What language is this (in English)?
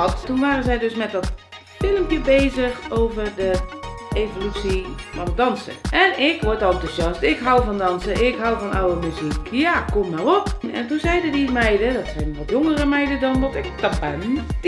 Dutch